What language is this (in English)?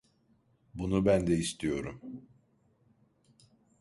Turkish